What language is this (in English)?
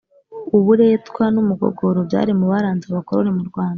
Kinyarwanda